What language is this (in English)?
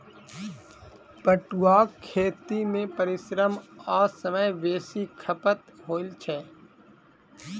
Maithili